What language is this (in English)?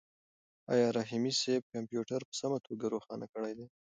Pashto